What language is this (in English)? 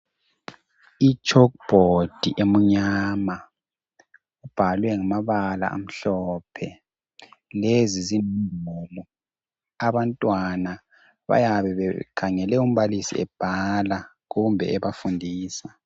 North Ndebele